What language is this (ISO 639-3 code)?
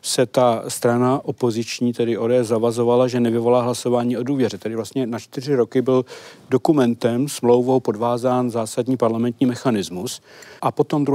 ces